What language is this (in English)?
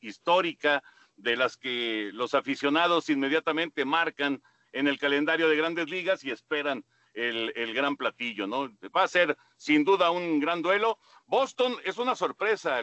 Spanish